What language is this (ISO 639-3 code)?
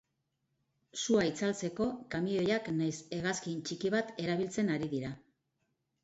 eus